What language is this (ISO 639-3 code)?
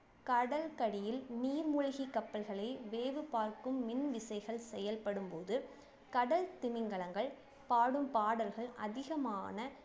tam